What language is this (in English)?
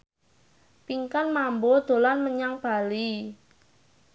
Javanese